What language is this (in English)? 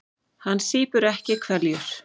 Icelandic